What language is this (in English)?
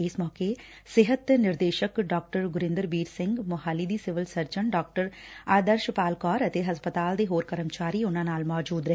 Punjabi